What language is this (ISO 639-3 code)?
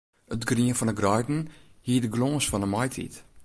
fry